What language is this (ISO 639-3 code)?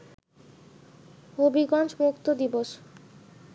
ben